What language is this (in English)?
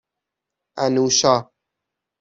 Persian